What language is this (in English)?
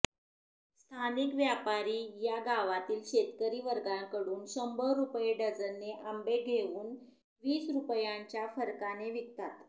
Marathi